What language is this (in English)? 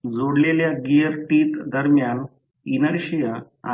Marathi